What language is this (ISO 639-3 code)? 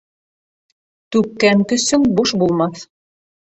bak